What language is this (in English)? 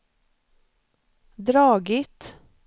Swedish